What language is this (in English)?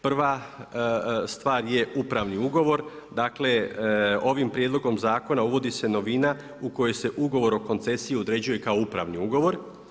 Croatian